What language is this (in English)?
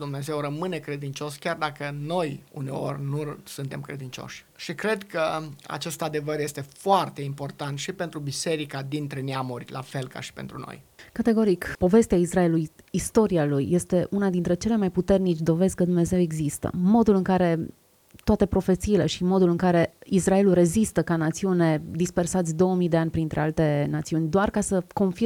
Romanian